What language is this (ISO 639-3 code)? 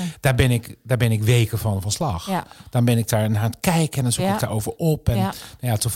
nld